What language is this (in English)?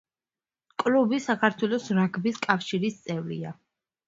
Georgian